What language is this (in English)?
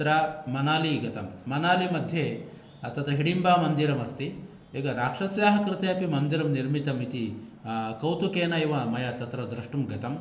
Sanskrit